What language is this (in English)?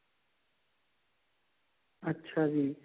Punjabi